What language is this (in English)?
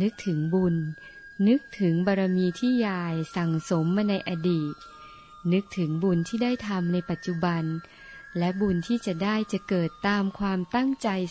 Thai